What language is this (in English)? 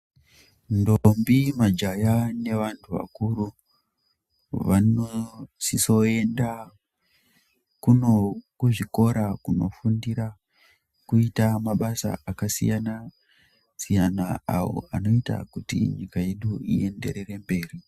Ndau